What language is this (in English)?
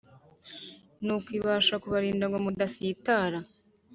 Kinyarwanda